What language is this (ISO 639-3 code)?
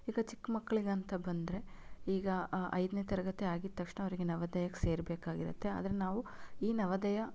kan